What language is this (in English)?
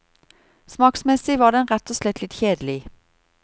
Norwegian